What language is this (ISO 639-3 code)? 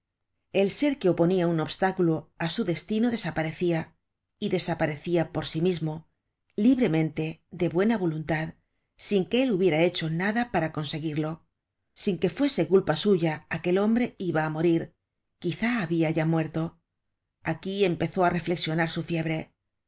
spa